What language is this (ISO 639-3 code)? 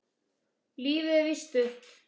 isl